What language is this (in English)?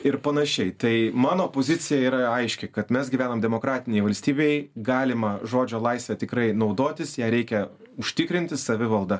Lithuanian